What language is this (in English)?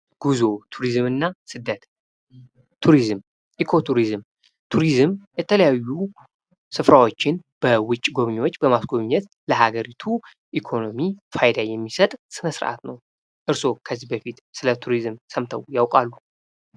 Amharic